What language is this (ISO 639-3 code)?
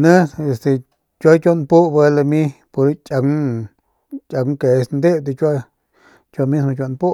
pmq